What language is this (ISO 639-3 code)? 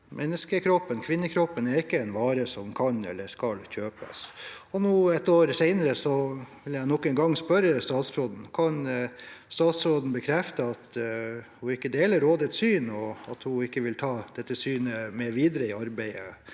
nor